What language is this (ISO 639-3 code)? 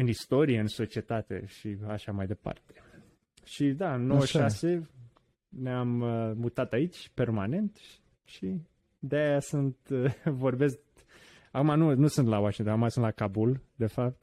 ron